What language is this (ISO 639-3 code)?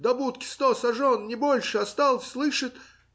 rus